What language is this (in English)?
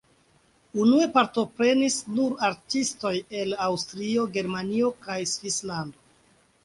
Esperanto